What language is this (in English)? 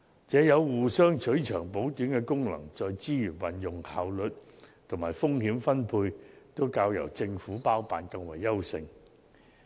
Cantonese